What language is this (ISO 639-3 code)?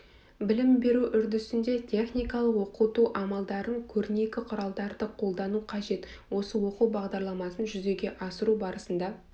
kaz